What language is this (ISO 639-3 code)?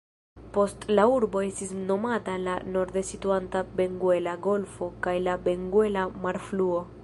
epo